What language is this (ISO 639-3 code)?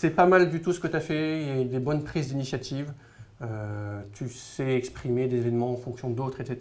fra